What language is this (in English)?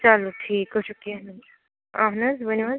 Kashmiri